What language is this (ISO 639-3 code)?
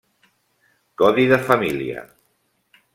cat